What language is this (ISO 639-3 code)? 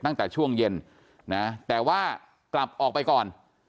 tha